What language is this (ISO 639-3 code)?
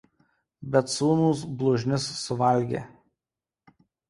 lit